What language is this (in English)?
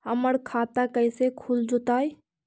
Magahi